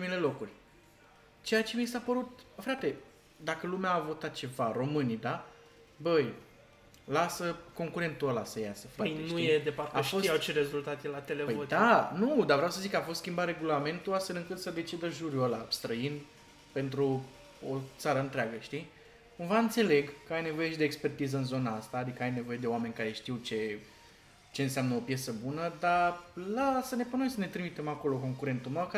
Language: Romanian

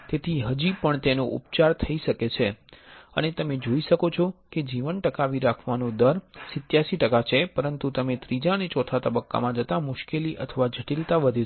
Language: Gujarati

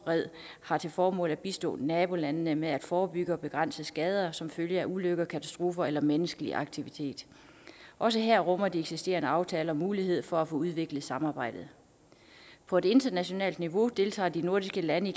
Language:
Danish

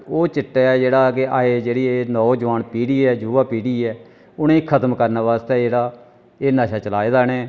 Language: Dogri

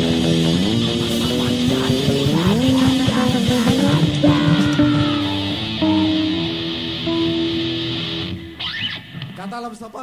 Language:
Polish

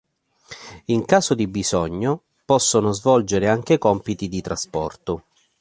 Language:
Italian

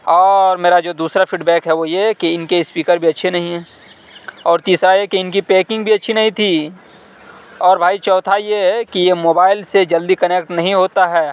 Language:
Urdu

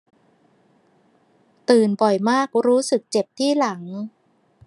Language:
Thai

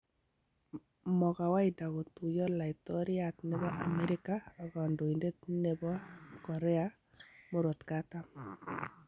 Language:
Kalenjin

